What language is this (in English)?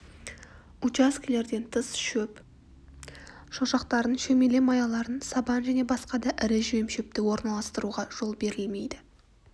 Kazakh